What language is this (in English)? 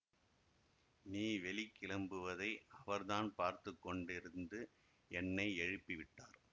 Tamil